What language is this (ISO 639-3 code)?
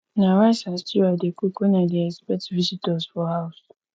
pcm